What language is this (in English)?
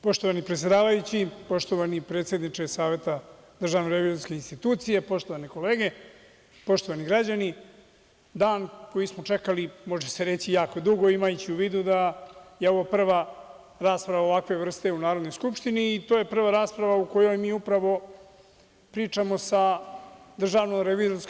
Serbian